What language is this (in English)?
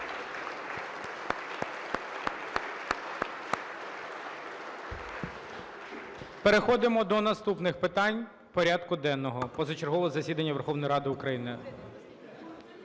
Ukrainian